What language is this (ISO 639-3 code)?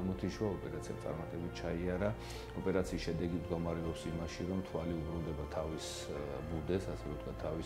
ron